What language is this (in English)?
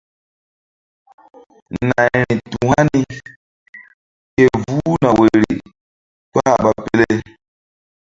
Mbum